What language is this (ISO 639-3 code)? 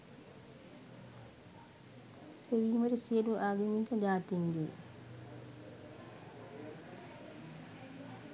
sin